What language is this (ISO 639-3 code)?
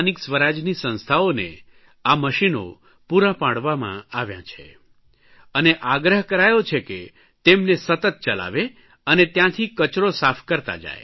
guj